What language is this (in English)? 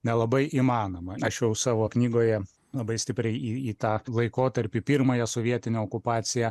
Lithuanian